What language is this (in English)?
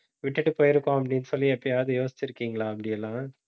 Tamil